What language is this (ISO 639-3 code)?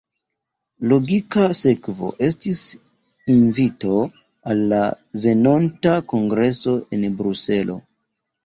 epo